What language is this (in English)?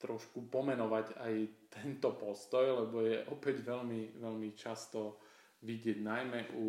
Slovak